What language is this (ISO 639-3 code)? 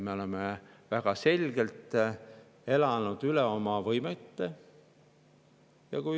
est